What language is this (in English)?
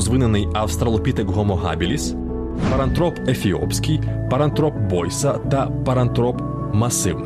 Ukrainian